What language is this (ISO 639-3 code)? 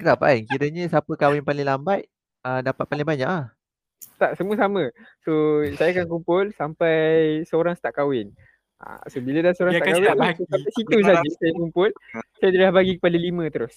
msa